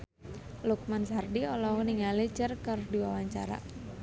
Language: Sundanese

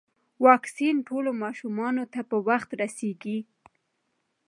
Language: Pashto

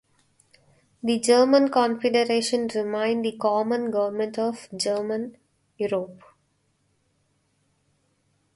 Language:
English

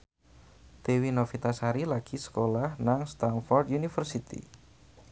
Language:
Javanese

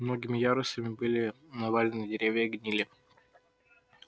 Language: Russian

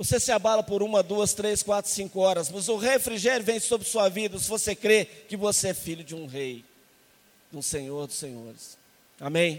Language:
Portuguese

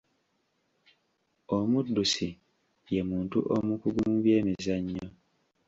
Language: Ganda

